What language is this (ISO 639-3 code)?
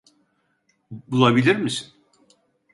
tur